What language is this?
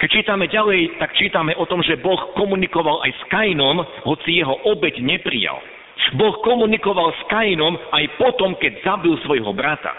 Slovak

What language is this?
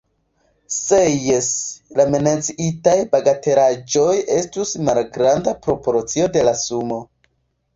Esperanto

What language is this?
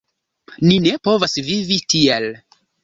Esperanto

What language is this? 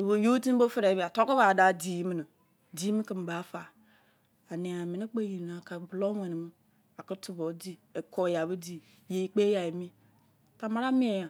Izon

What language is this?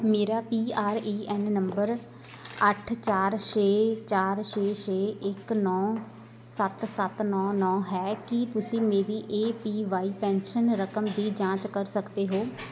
Punjabi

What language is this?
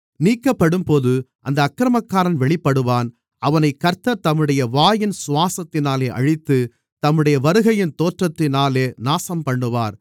Tamil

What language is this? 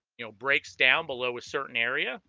English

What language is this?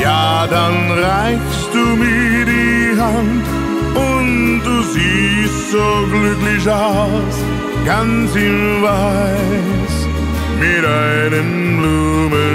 Romanian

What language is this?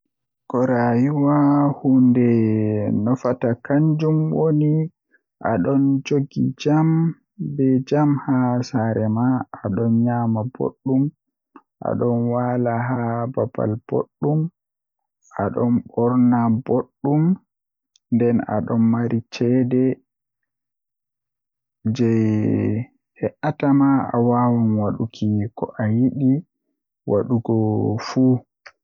Western Niger Fulfulde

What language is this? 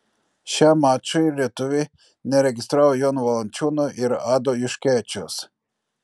Lithuanian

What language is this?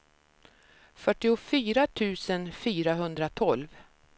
Swedish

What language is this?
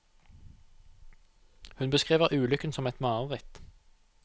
Norwegian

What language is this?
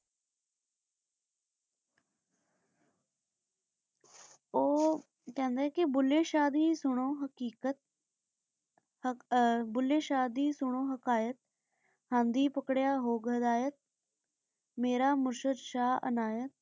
Punjabi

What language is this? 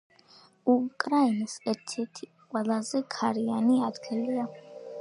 Georgian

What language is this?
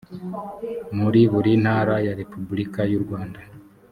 Kinyarwanda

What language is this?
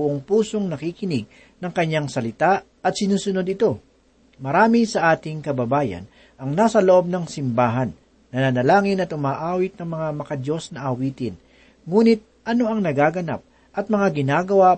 Filipino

